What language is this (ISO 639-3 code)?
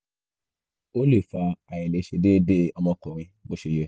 yor